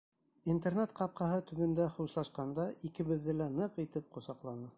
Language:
Bashkir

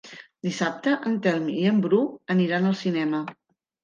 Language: Catalan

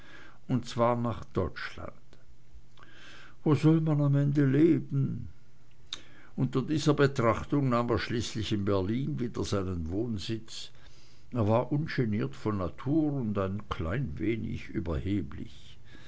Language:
German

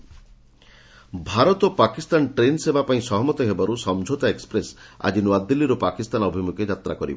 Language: Odia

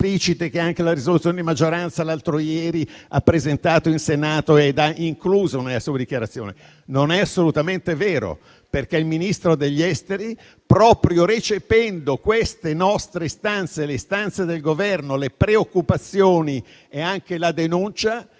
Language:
Italian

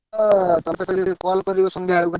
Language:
Odia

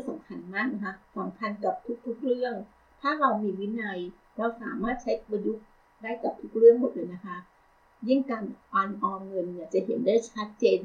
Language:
Thai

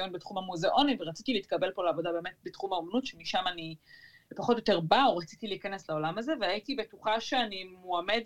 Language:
Hebrew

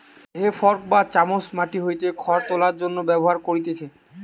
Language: Bangla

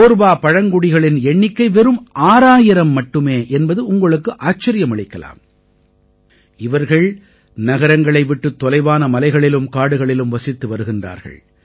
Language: Tamil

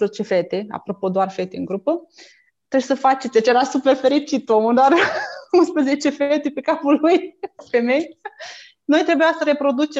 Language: Romanian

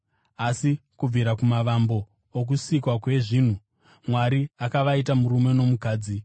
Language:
Shona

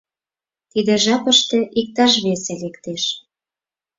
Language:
Mari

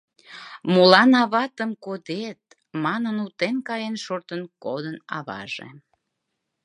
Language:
Mari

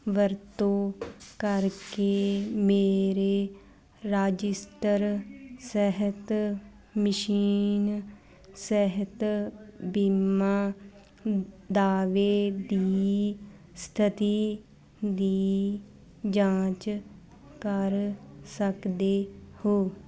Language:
Punjabi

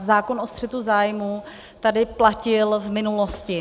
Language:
Czech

